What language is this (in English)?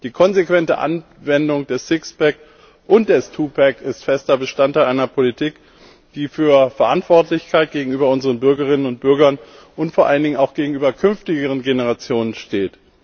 German